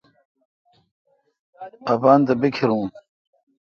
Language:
Kalkoti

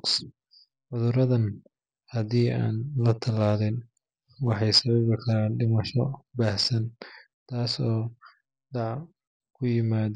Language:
Somali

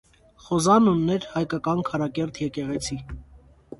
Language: Armenian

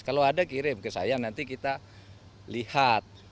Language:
Indonesian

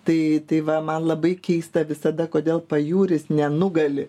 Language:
Lithuanian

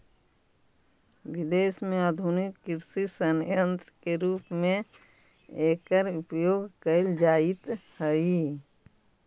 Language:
Magahi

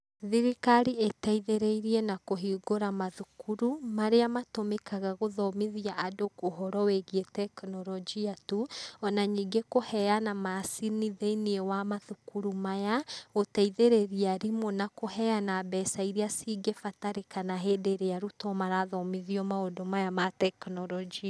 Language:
Kikuyu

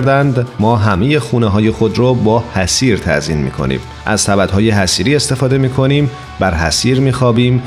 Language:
Persian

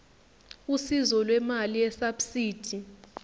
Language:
Zulu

